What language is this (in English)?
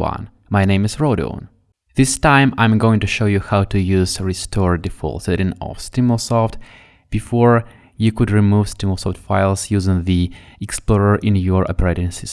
English